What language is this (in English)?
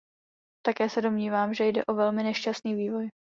Czech